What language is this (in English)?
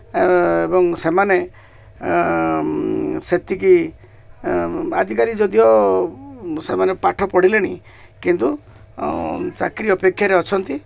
Odia